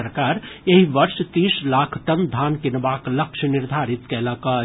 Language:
Maithili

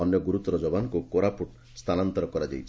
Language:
Odia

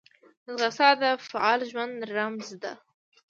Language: Pashto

